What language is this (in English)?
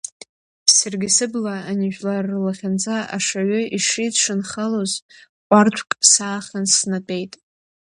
Abkhazian